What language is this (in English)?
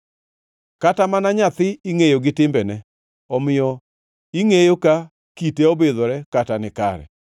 Luo (Kenya and Tanzania)